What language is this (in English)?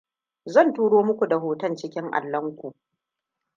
Hausa